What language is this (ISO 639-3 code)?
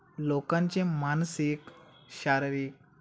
mar